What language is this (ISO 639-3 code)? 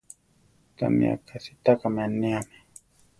tar